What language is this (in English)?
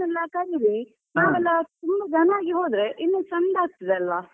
Kannada